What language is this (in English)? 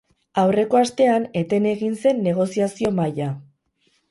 Basque